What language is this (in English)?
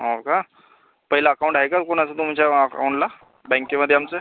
Marathi